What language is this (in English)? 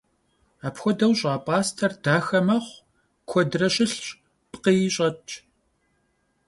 Kabardian